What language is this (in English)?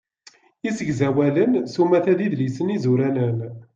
Kabyle